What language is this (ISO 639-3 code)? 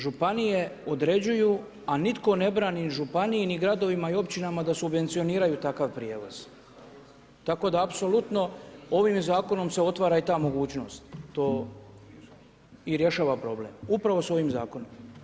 hrv